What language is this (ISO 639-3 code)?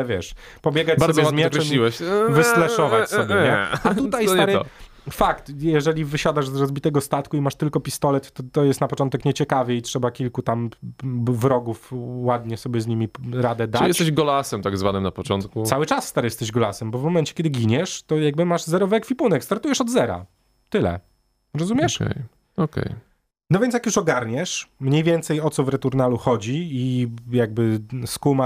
pol